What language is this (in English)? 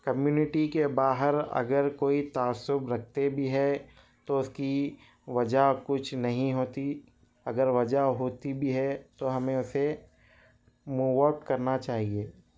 Urdu